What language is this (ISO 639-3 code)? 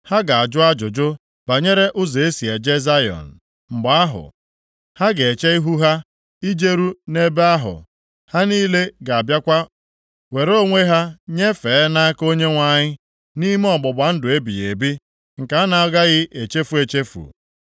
ibo